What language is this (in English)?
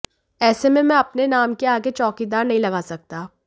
Hindi